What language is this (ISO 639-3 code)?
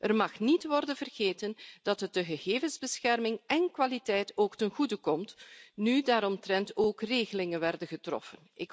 nld